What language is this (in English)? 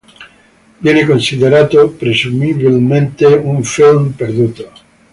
Italian